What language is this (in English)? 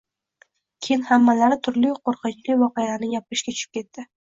Uzbek